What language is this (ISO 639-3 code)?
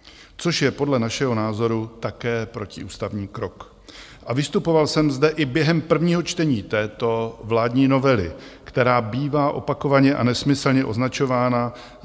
ces